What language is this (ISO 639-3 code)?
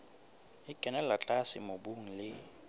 sot